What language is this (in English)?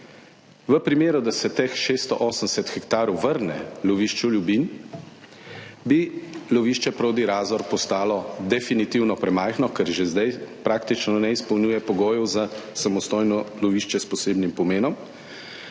Slovenian